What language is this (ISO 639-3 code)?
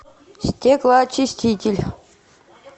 rus